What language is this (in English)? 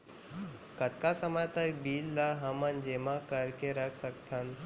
Chhattisgarhi